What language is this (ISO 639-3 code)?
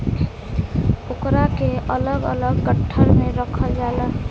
bho